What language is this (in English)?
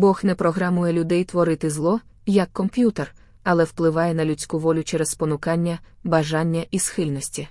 Ukrainian